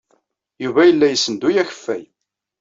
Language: Kabyle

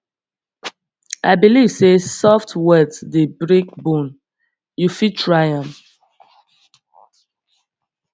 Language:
Nigerian Pidgin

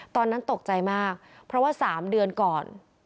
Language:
Thai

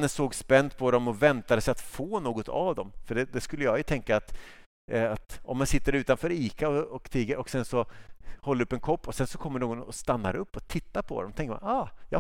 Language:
Swedish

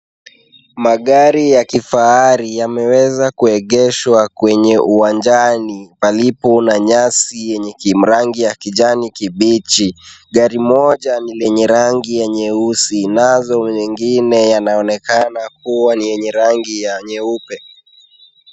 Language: Swahili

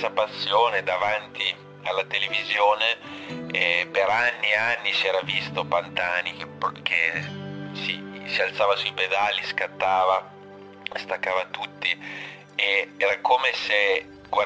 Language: Italian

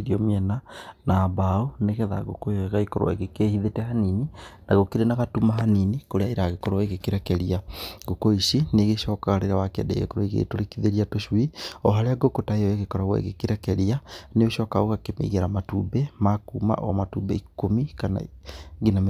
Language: Kikuyu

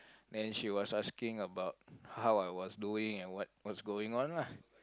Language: English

